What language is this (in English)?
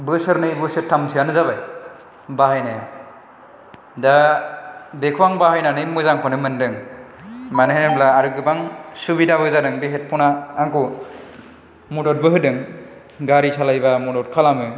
Bodo